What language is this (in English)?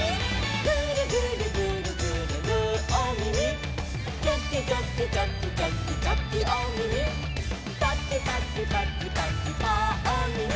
Japanese